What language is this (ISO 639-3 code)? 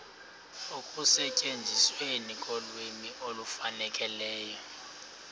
xho